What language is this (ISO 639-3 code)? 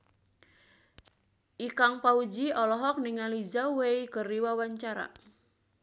sun